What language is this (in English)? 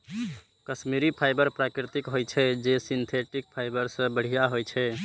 Maithili